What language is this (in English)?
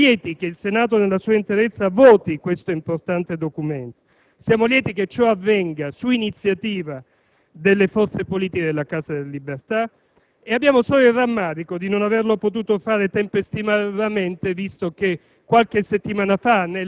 Italian